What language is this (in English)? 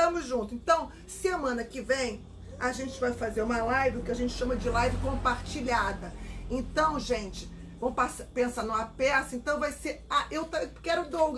Portuguese